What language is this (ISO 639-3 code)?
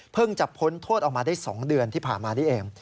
tha